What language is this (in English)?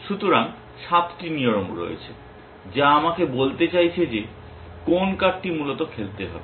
Bangla